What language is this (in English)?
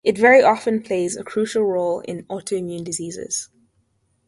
English